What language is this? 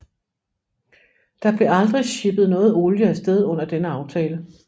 Danish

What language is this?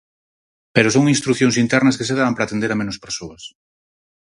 Galician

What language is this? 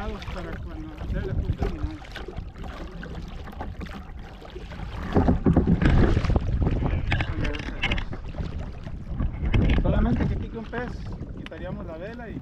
Spanish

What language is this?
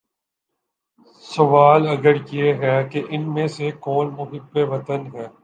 Urdu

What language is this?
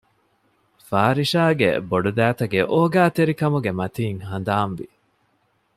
Divehi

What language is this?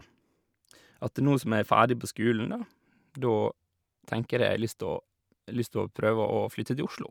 Norwegian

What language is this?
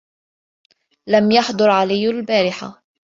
Arabic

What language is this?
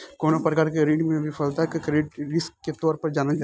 Bhojpuri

